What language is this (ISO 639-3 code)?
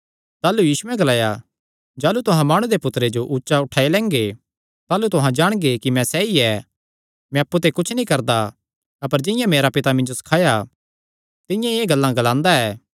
xnr